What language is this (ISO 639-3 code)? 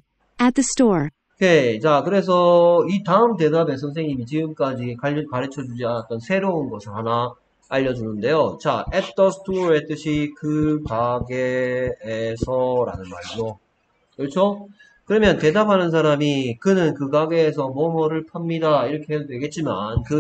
kor